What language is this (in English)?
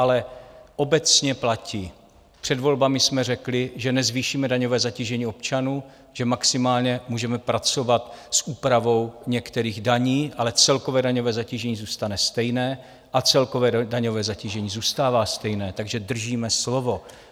Czech